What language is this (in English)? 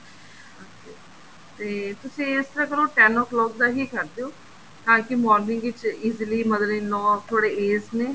Punjabi